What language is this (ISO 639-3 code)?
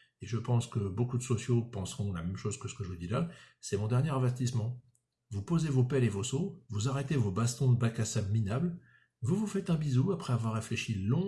fra